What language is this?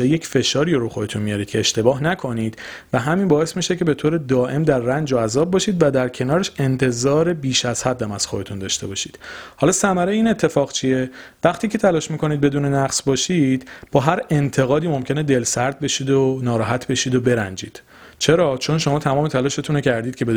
Persian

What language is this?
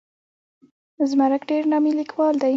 Pashto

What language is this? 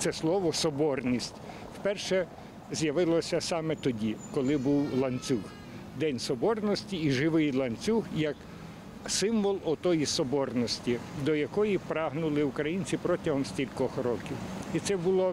Ukrainian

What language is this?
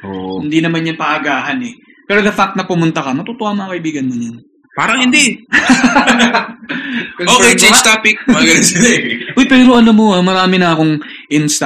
Filipino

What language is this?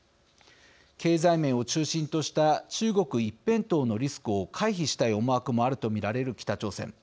Japanese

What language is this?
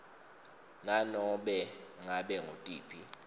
Swati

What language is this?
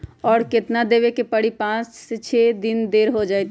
Magahi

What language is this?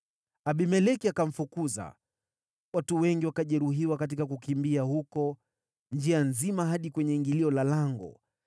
Swahili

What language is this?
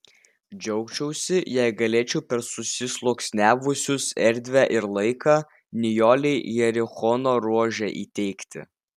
Lithuanian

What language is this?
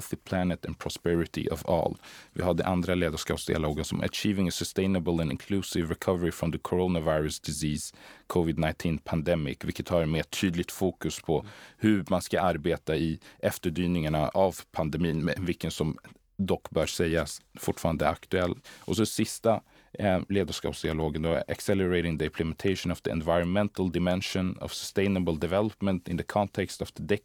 Swedish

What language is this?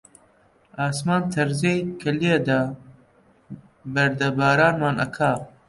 Central Kurdish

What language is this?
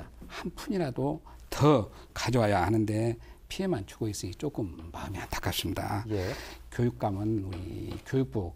Korean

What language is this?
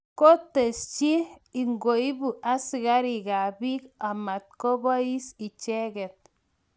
Kalenjin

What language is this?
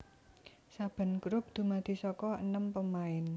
Javanese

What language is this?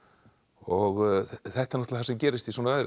Icelandic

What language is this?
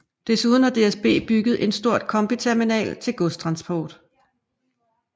Danish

